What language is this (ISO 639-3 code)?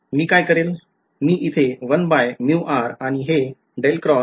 mar